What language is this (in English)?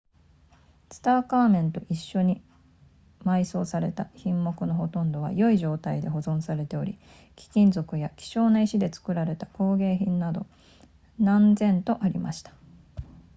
Japanese